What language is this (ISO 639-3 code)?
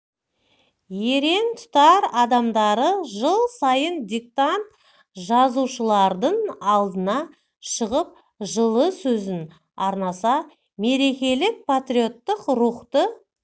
kaz